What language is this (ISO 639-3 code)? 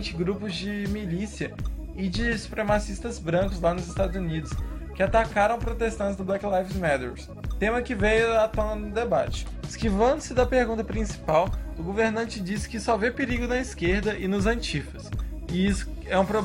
por